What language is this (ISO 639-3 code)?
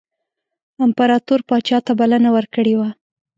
pus